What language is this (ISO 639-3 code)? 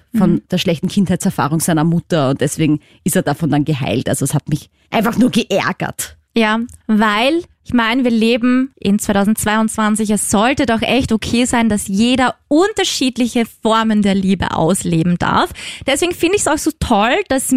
deu